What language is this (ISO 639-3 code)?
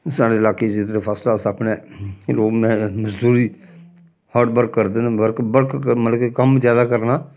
doi